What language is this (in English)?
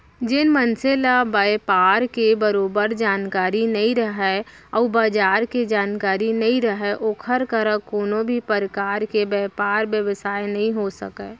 Chhattisgarhi